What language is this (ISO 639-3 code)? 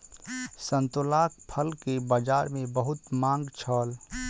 mai